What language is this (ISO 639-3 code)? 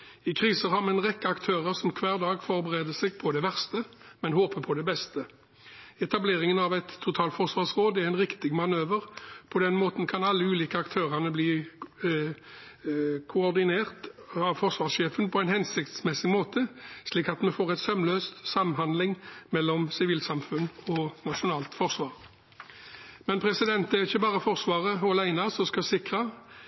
nob